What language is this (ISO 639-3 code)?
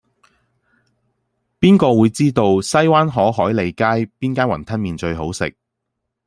yue